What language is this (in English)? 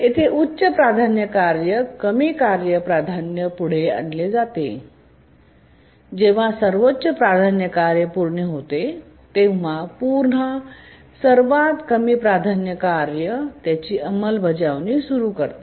Marathi